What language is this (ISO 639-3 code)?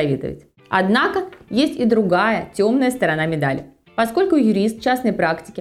rus